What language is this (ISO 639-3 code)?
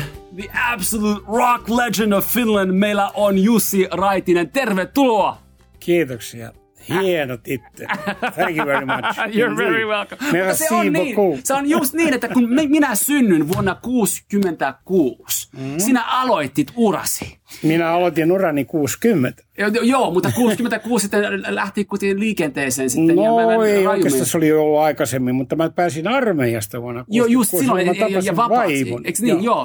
fin